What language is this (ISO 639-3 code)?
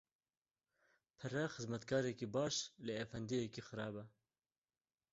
kur